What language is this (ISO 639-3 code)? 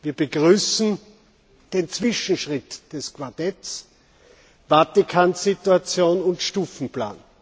deu